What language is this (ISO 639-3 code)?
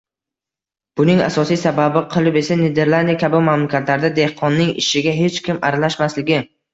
uzb